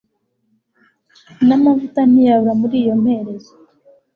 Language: Kinyarwanda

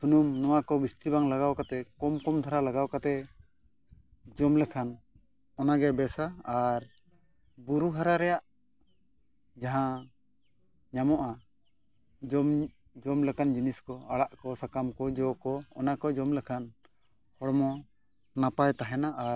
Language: Santali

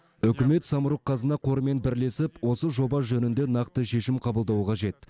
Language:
Kazakh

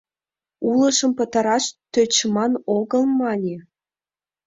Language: Mari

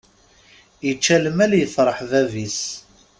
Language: Kabyle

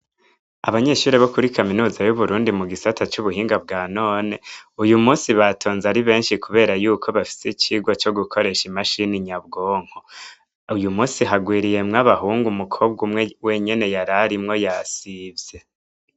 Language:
Rundi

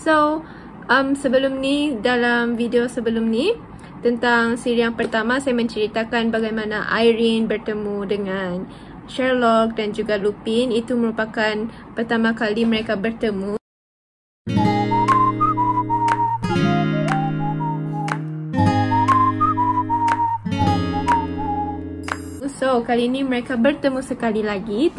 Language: Malay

